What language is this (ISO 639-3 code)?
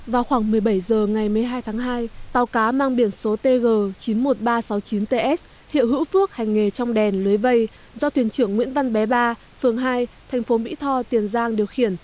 vie